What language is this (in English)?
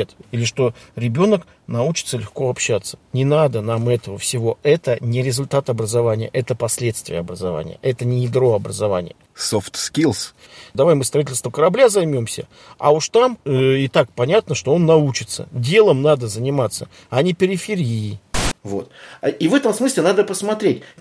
Russian